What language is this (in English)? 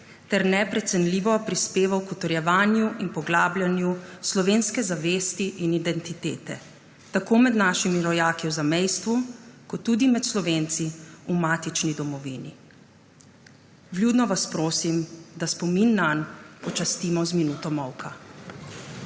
Slovenian